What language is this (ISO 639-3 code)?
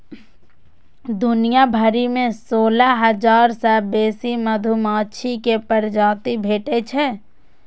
mai